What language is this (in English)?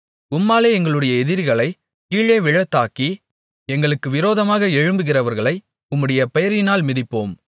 Tamil